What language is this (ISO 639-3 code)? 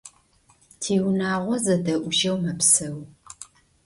ady